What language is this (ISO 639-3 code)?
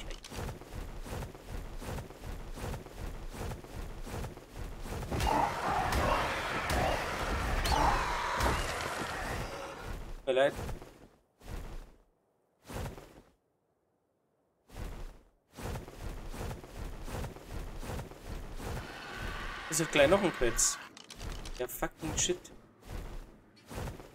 deu